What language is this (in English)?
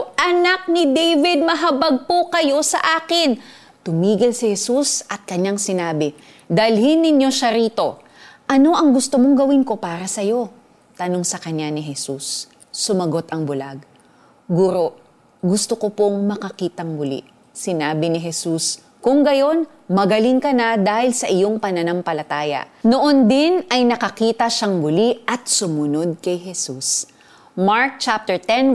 Filipino